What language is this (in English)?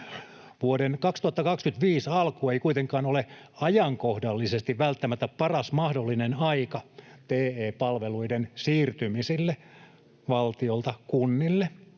Finnish